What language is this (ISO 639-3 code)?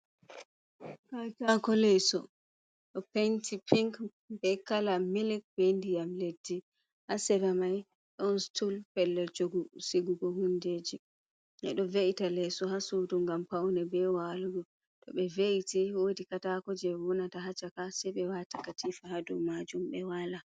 ful